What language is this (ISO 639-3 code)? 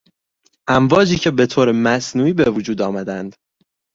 fas